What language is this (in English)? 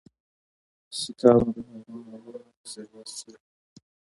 Pashto